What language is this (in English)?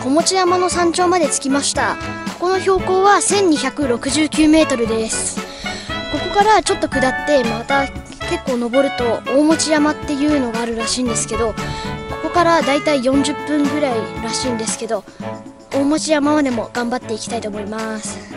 Japanese